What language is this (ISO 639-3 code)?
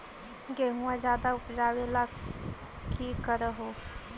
mag